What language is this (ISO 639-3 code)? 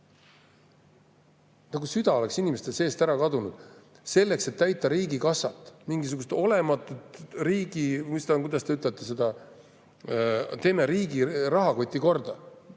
est